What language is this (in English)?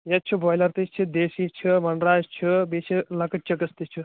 Kashmiri